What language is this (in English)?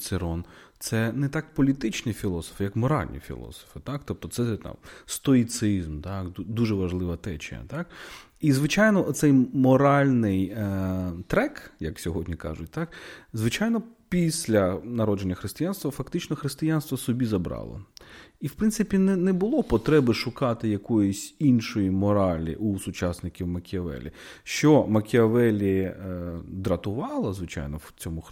Ukrainian